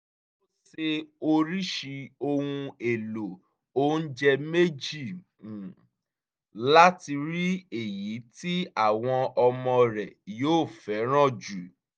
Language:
Yoruba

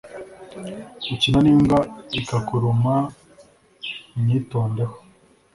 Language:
Kinyarwanda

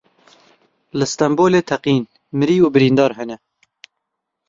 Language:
Kurdish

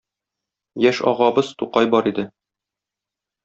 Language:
Tatar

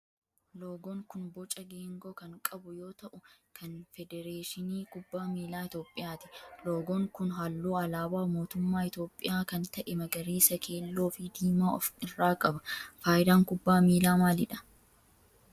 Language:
Oromo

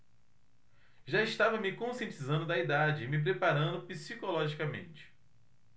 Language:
Portuguese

